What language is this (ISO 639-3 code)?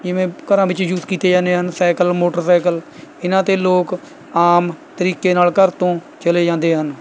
pan